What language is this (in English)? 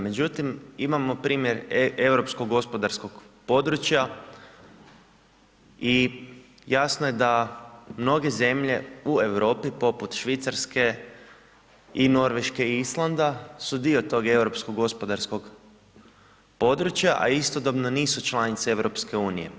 Croatian